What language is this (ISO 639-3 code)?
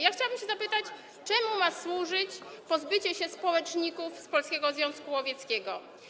pol